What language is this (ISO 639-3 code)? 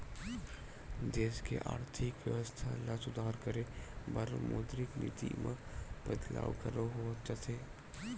hne